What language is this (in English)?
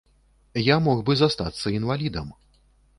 Belarusian